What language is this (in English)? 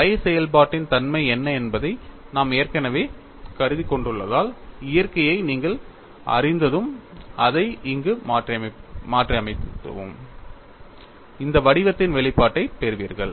Tamil